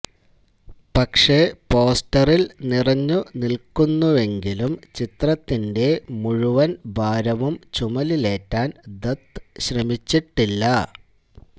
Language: Malayalam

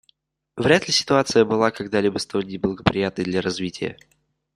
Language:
Russian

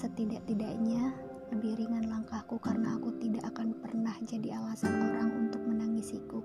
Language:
Indonesian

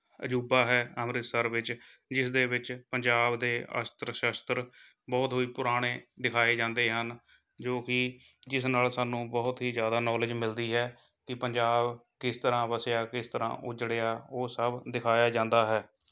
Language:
Punjabi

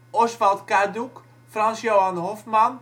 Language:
Dutch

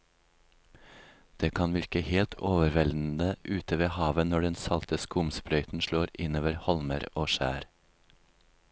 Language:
Norwegian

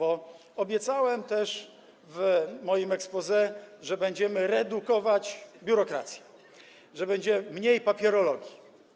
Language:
Polish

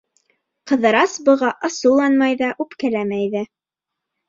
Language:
Bashkir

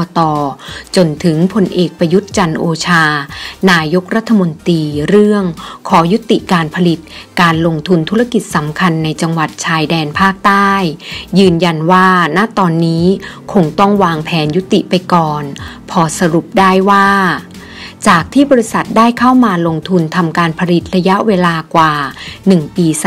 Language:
Thai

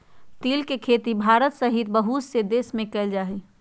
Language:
Magahi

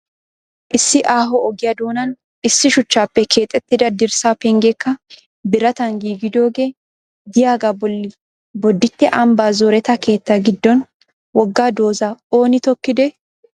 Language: Wolaytta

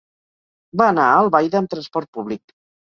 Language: Catalan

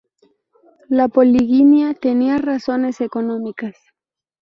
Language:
Spanish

